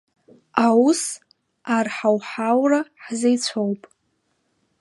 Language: Abkhazian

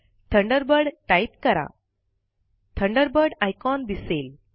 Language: Marathi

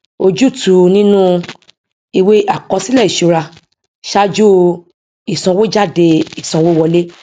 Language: Yoruba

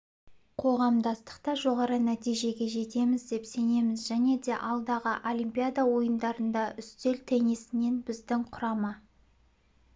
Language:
Kazakh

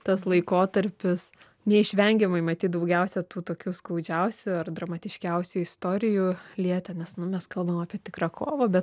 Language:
Lithuanian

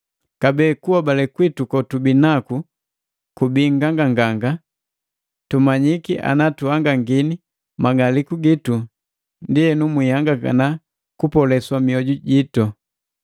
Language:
Matengo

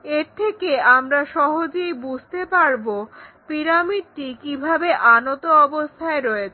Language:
Bangla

